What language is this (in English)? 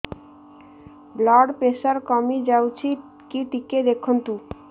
Odia